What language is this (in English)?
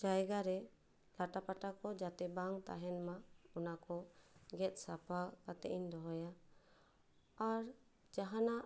Santali